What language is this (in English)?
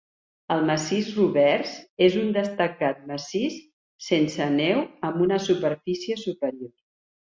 Catalan